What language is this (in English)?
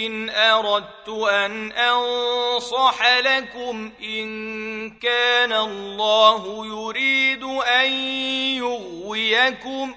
Arabic